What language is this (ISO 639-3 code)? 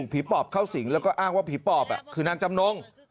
tha